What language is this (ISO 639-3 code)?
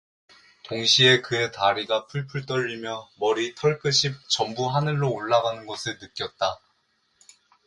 kor